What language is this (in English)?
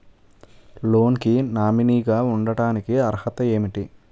Telugu